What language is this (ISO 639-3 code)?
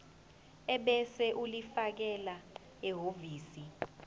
zul